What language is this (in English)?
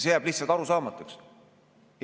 Estonian